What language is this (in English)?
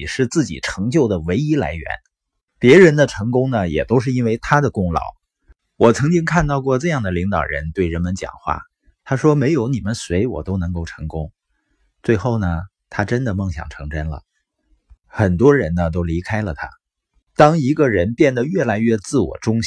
Chinese